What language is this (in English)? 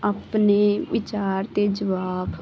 Punjabi